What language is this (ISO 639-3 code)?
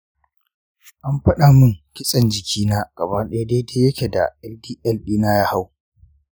hau